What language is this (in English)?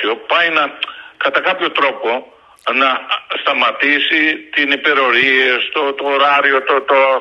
Greek